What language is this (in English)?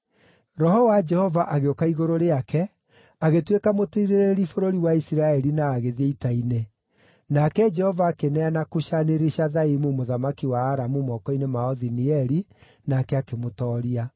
Kikuyu